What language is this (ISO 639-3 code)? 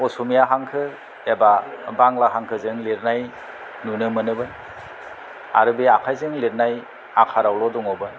brx